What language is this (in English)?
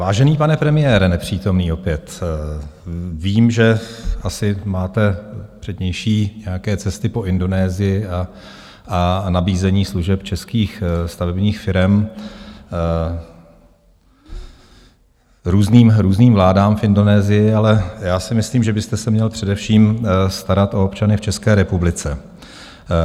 Czech